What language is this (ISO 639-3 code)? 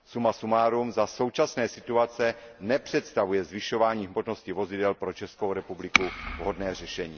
ces